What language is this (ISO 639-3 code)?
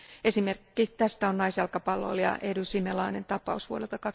fin